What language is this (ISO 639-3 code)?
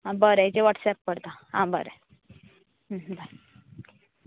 kok